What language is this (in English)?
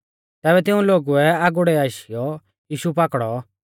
Mahasu Pahari